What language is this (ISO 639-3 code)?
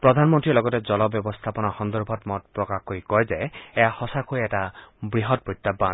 asm